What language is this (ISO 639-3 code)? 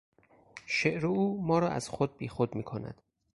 fas